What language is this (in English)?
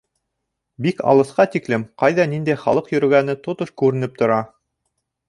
Bashkir